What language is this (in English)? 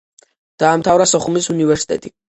Georgian